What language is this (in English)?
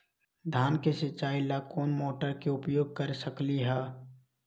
Magahi